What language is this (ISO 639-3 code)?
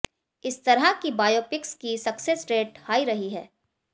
hin